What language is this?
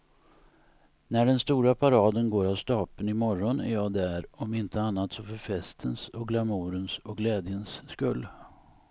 Swedish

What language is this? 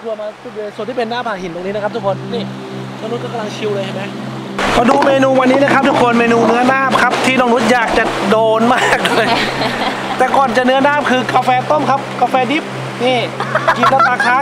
Thai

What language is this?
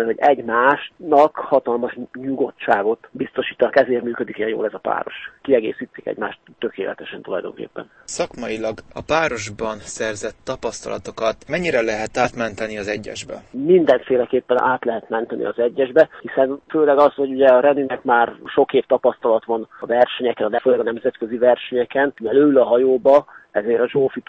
Hungarian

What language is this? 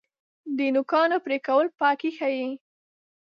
Pashto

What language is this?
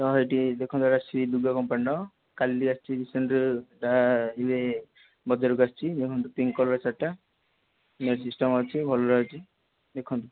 Odia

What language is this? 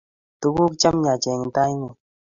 Kalenjin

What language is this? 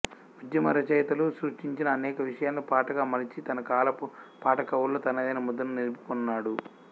Telugu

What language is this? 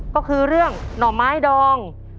Thai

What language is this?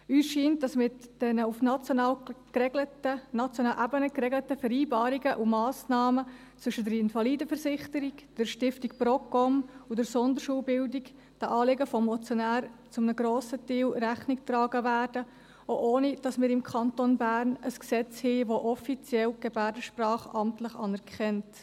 Swiss German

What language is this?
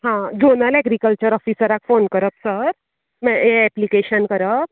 Konkani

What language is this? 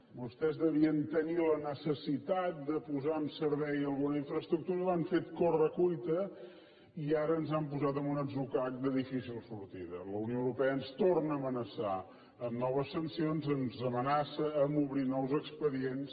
Catalan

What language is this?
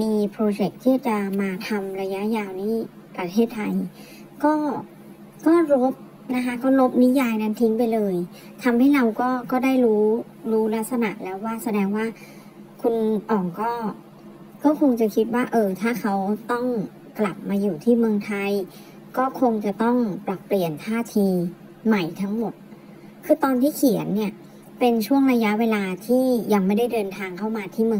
Thai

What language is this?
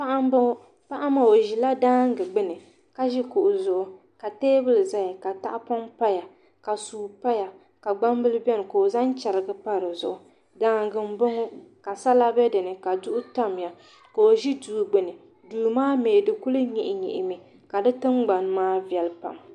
Dagbani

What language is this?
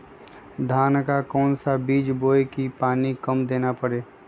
Magahi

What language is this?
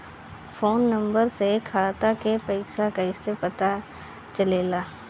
Bhojpuri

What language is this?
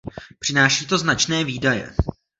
Czech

